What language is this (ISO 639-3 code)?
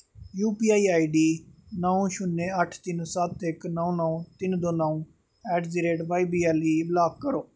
doi